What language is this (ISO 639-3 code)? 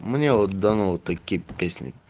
rus